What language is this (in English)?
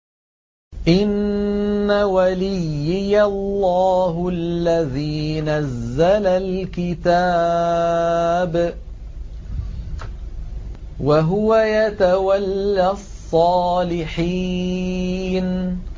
Arabic